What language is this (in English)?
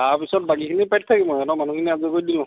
Assamese